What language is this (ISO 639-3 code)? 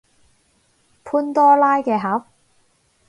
yue